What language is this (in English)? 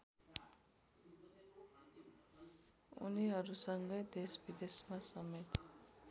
Nepali